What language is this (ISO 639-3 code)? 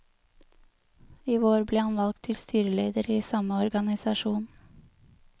nor